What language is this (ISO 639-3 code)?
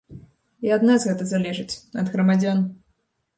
bel